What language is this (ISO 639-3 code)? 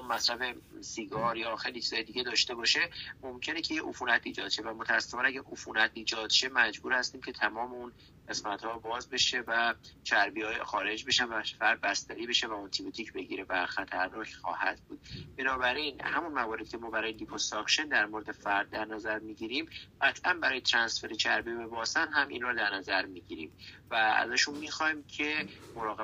fas